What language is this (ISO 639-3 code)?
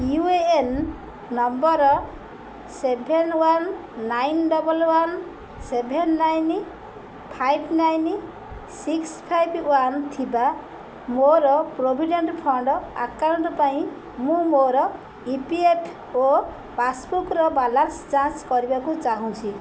ori